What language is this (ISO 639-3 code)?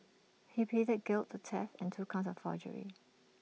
eng